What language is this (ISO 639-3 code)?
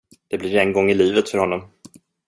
swe